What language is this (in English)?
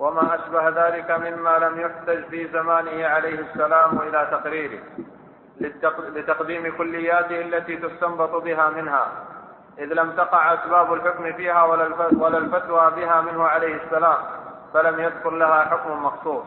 Arabic